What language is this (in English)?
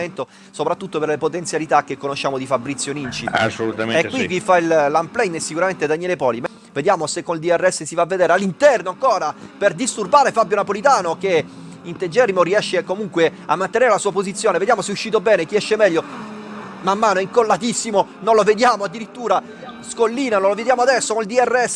Italian